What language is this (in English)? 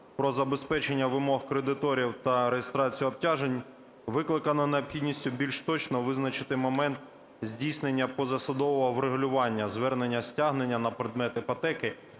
Ukrainian